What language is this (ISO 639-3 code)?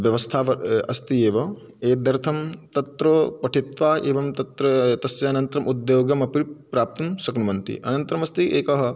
san